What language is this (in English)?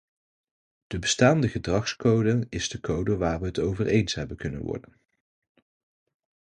Dutch